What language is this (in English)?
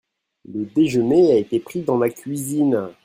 French